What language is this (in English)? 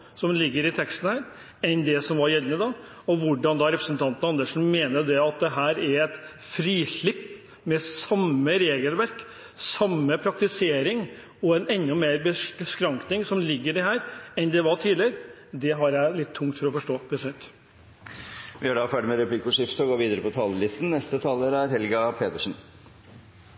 Norwegian